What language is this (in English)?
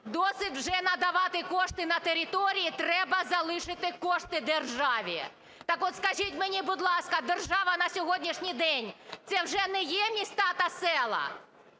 Ukrainian